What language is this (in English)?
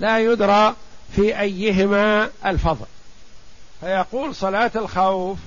Arabic